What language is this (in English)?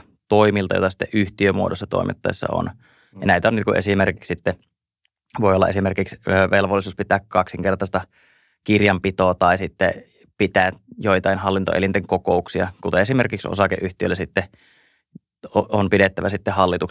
Finnish